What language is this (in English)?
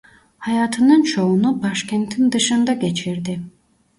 Turkish